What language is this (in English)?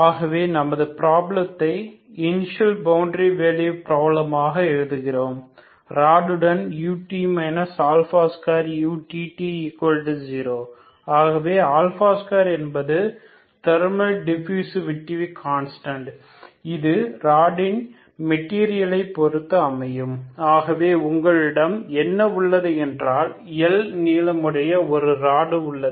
Tamil